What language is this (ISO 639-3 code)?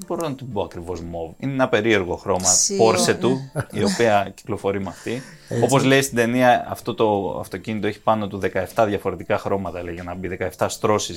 ell